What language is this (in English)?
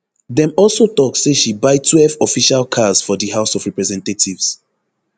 Nigerian Pidgin